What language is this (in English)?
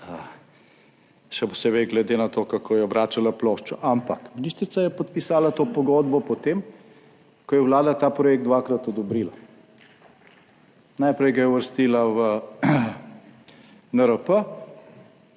Slovenian